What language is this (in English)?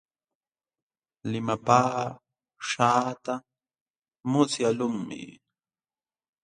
Jauja Wanca Quechua